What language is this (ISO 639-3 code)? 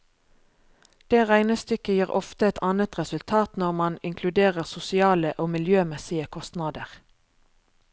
nor